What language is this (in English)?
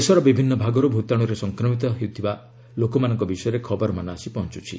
Odia